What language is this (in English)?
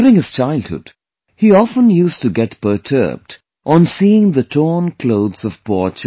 English